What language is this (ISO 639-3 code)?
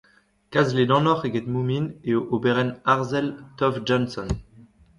bre